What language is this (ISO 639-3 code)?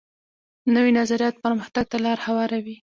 pus